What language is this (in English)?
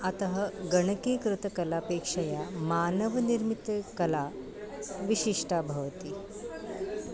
Sanskrit